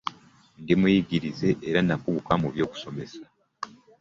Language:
Ganda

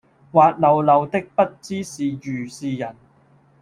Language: Cantonese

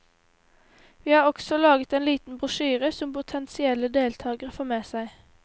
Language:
Norwegian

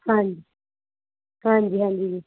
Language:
Punjabi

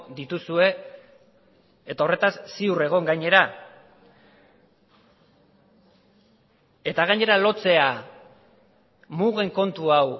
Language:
Basque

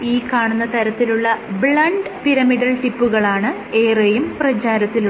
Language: Malayalam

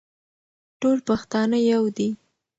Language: Pashto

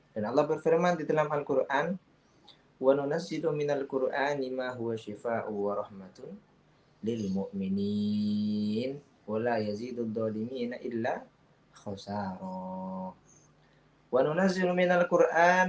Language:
Indonesian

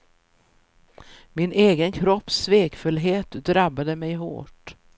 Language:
Swedish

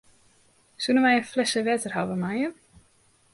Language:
Western Frisian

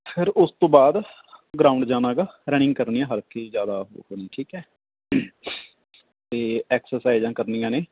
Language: Punjabi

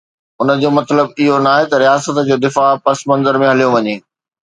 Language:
Sindhi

